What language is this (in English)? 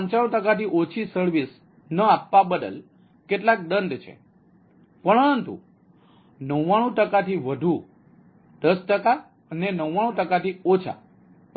Gujarati